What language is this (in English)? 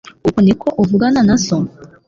Kinyarwanda